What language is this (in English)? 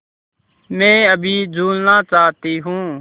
Hindi